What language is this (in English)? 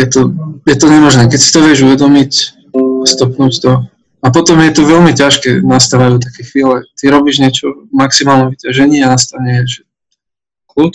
Slovak